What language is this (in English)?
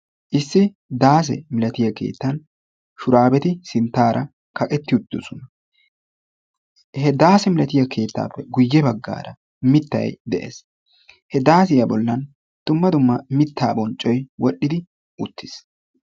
Wolaytta